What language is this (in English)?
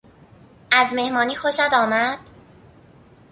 Persian